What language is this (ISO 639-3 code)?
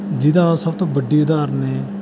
pan